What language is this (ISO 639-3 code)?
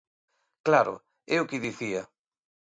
glg